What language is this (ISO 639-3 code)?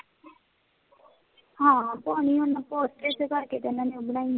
pan